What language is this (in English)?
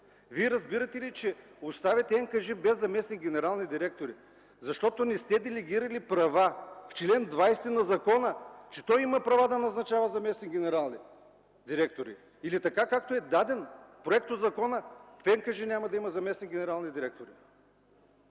Bulgarian